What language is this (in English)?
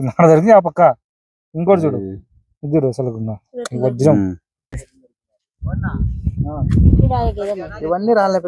Telugu